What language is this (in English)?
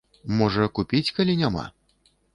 Belarusian